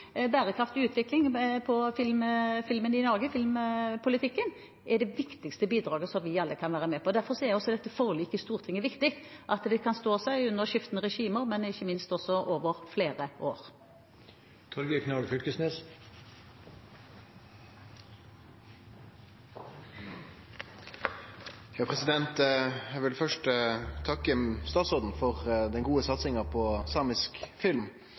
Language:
Norwegian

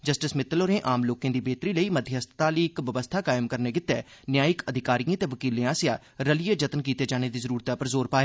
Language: Dogri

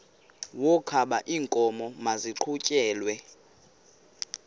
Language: Xhosa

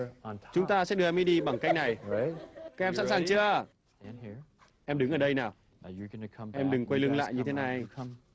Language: Vietnamese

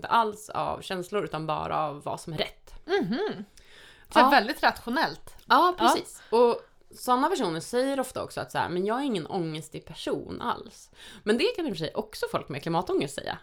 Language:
Swedish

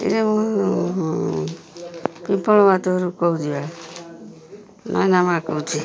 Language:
Odia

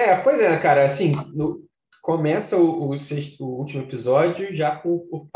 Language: Portuguese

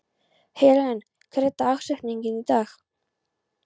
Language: Icelandic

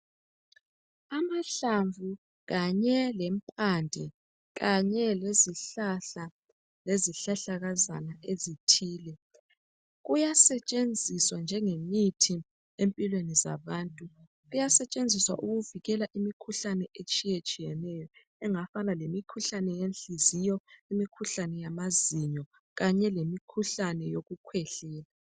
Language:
North Ndebele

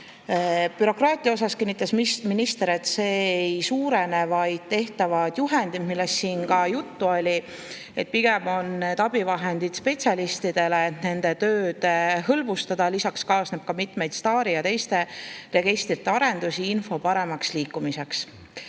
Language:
Estonian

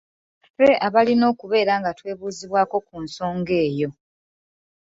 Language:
Ganda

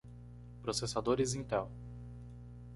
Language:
Portuguese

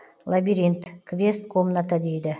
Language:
Kazakh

